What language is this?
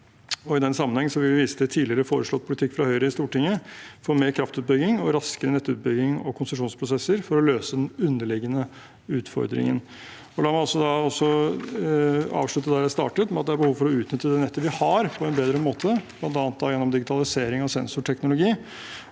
Norwegian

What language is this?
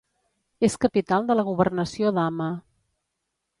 Catalan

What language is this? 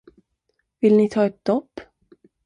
Swedish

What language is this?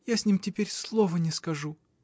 Russian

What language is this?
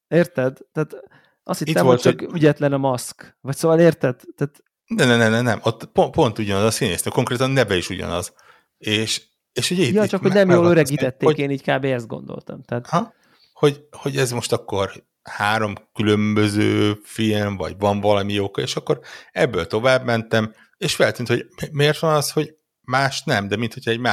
Hungarian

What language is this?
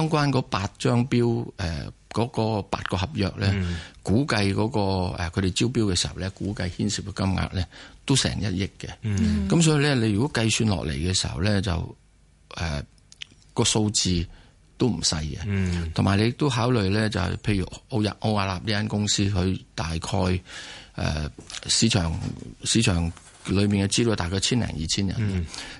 Chinese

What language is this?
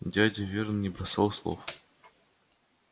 Russian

